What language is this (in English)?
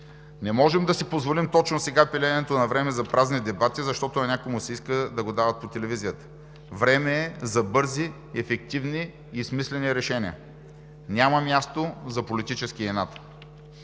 Bulgarian